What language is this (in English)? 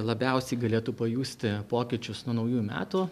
Lithuanian